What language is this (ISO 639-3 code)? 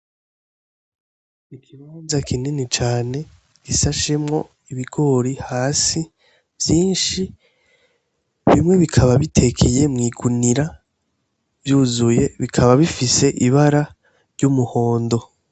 run